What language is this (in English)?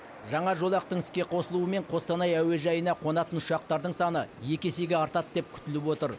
Kazakh